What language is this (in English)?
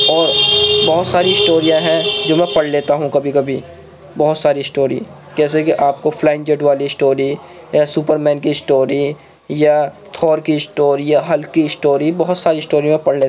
Urdu